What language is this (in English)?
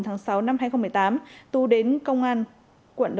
Vietnamese